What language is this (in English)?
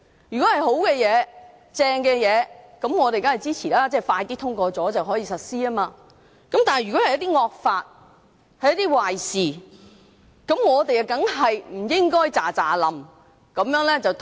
Cantonese